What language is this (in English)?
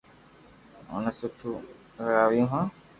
Loarki